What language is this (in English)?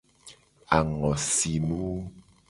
Gen